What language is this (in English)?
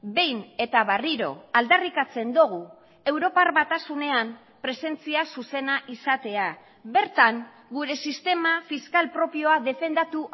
Basque